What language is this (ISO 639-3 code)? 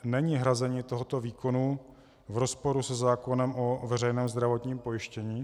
ces